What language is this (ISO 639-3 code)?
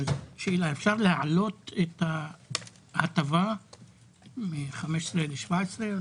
heb